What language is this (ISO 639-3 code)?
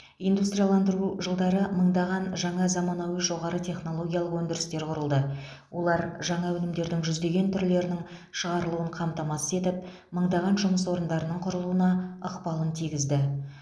kaz